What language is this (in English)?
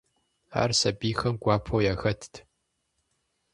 Kabardian